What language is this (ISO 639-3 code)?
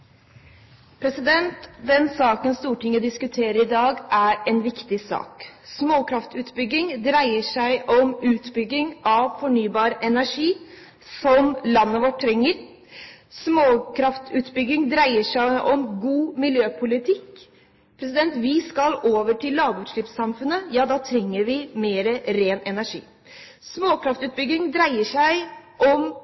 nor